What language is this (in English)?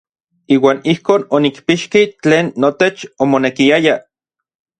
Orizaba Nahuatl